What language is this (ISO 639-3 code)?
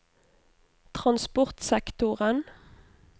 nor